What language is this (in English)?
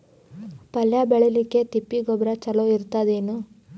Kannada